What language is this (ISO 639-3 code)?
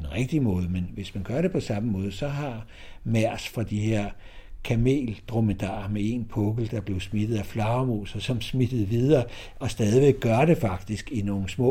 dan